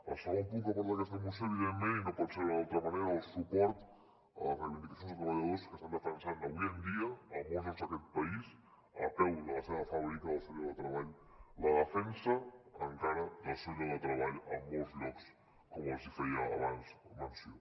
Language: Catalan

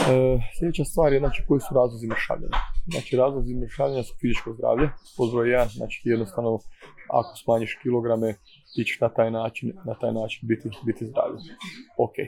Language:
Croatian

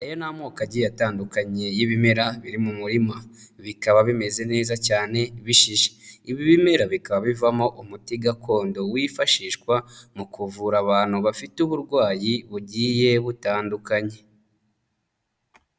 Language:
Kinyarwanda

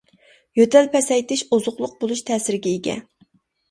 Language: Uyghur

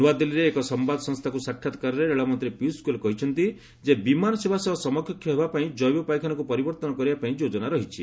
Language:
Odia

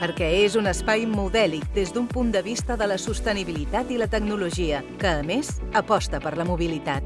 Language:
Catalan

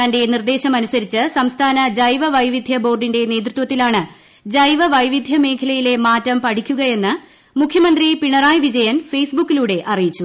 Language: Malayalam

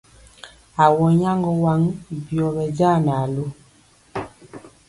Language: Mpiemo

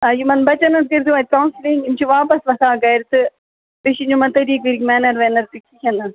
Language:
Kashmiri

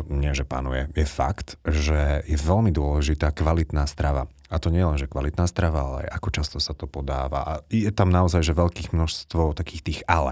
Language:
Slovak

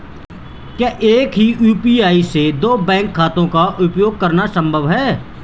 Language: Hindi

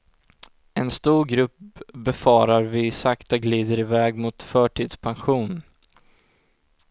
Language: Swedish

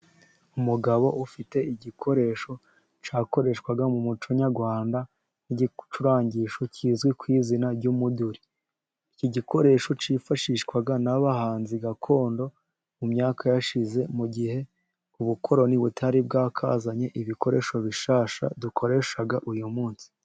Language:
Kinyarwanda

